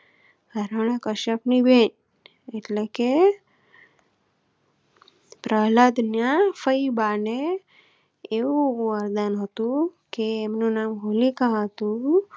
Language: Gujarati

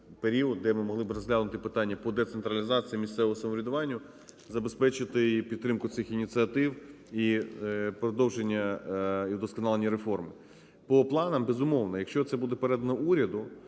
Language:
Ukrainian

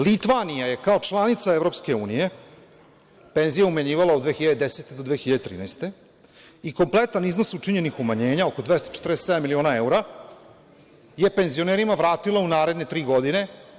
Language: Serbian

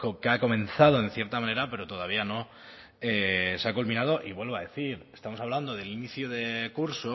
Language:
Spanish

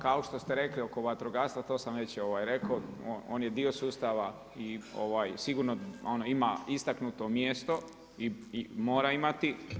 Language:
Croatian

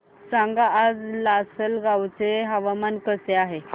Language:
Marathi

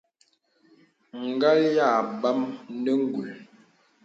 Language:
Bebele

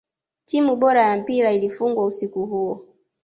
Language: Swahili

